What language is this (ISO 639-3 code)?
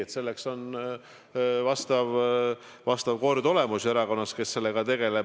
est